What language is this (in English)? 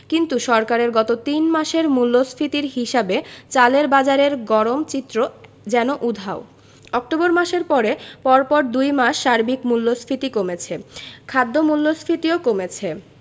Bangla